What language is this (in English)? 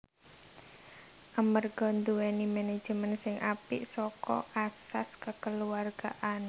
Javanese